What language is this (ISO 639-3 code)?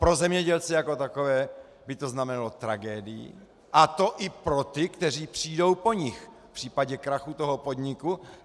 ces